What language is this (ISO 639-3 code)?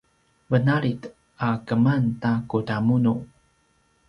pwn